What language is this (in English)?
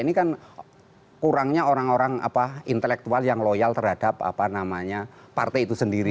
Indonesian